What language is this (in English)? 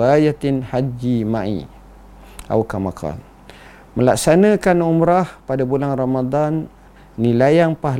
Malay